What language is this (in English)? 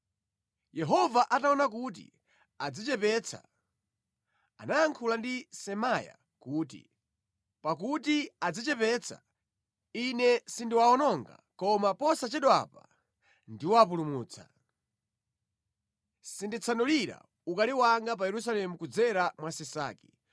Nyanja